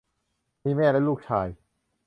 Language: Thai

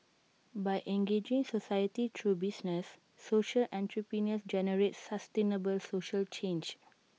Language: English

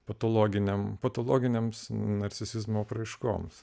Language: Lithuanian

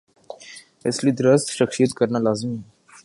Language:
Urdu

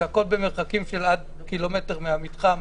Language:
Hebrew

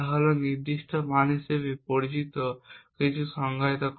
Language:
Bangla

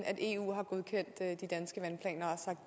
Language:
Danish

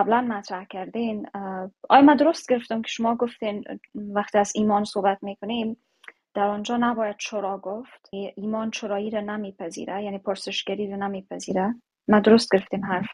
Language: Persian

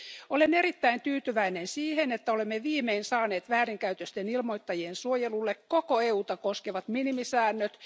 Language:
Finnish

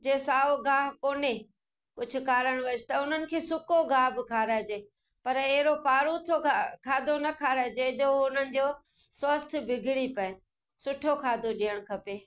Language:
Sindhi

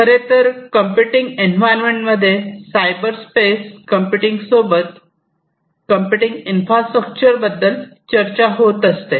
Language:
Marathi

